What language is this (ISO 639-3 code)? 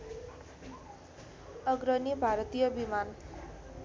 nep